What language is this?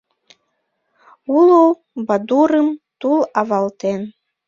Mari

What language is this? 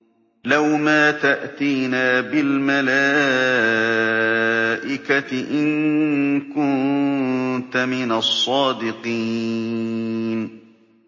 Arabic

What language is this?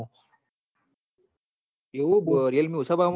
Gujarati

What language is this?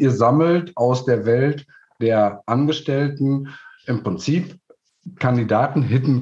German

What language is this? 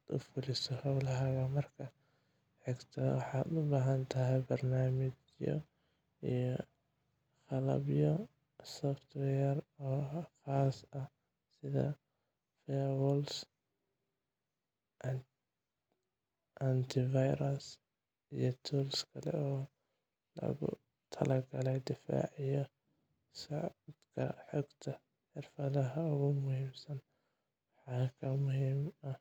Somali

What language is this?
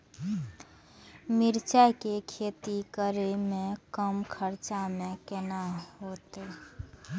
Maithili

